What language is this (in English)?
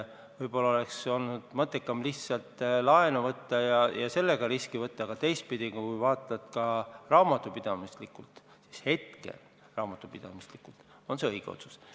Estonian